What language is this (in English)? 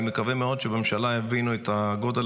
Hebrew